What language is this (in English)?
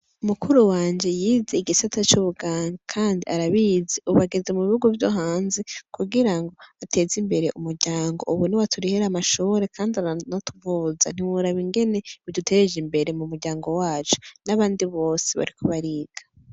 Rundi